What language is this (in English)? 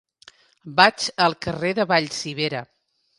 Catalan